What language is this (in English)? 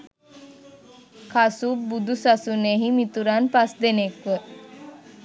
Sinhala